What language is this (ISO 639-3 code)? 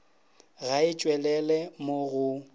nso